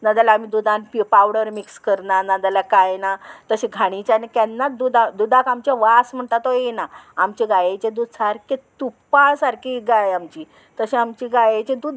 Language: Konkani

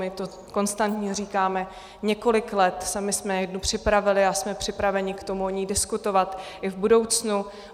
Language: Czech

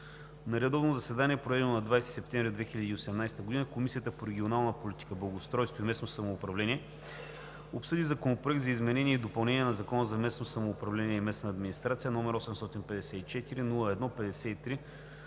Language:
Bulgarian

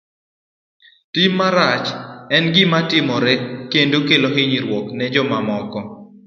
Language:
Luo (Kenya and Tanzania)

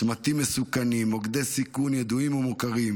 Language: Hebrew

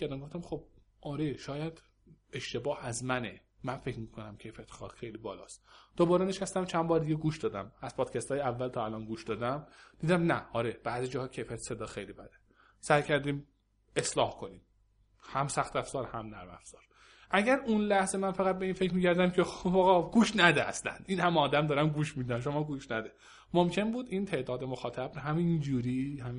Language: Persian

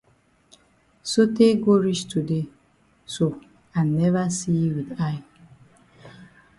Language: Cameroon Pidgin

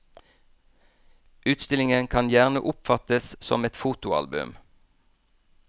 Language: Norwegian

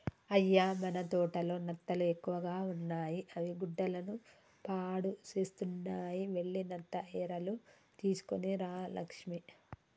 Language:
Telugu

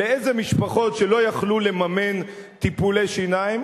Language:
Hebrew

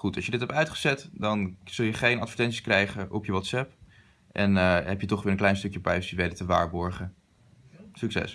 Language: Dutch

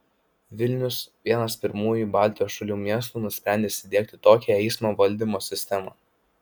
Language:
Lithuanian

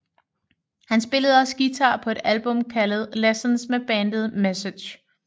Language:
Danish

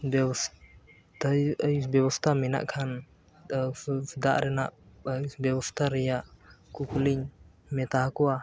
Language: Santali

